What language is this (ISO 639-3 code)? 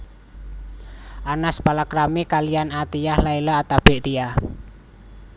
jav